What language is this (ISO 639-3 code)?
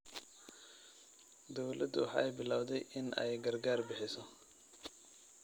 som